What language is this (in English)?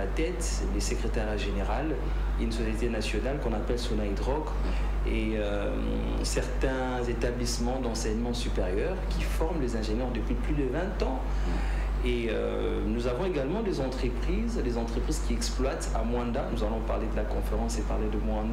French